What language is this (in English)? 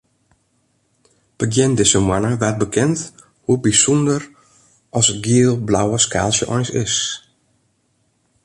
Western Frisian